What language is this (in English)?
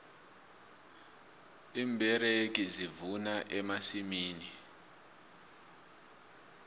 South Ndebele